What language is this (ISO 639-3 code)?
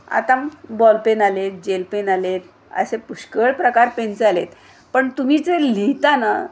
mar